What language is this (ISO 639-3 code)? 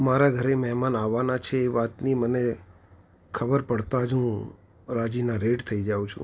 guj